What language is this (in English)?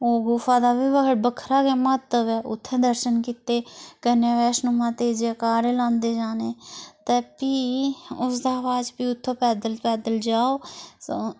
Dogri